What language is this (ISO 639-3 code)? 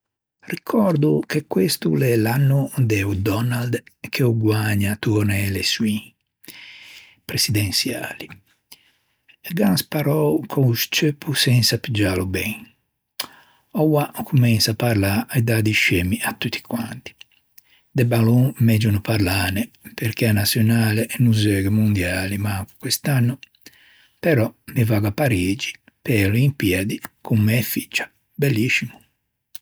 lij